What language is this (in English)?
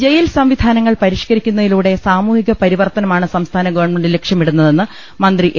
Malayalam